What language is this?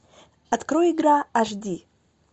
Russian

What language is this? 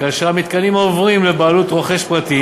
Hebrew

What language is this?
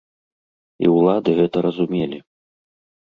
Belarusian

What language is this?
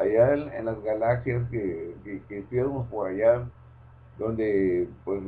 Spanish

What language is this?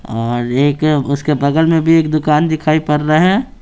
Hindi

